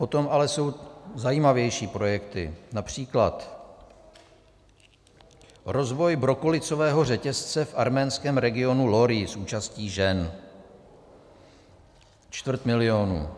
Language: Czech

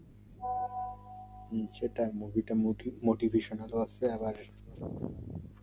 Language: Bangla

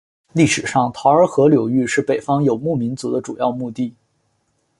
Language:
Chinese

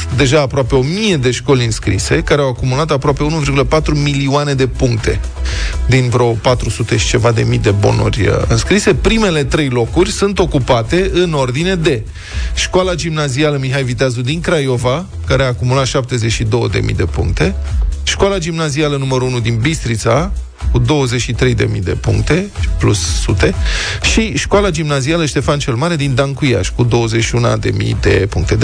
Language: Romanian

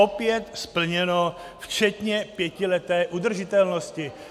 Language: Czech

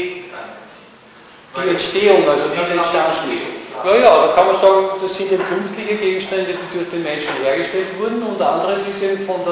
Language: German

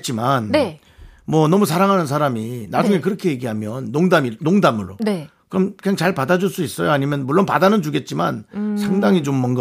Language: Korean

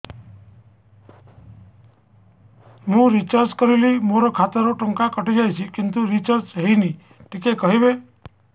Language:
Odia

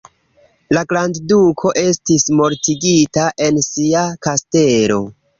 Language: Esperanto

